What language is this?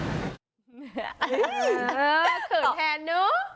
Thai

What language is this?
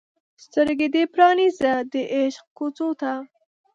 Pashto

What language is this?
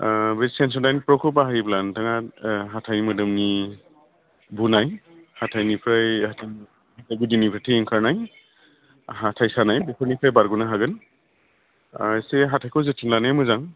Bodo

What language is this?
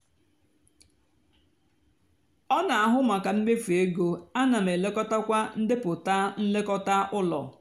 Igbo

